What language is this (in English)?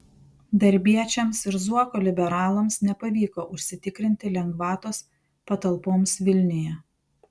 Lithuanian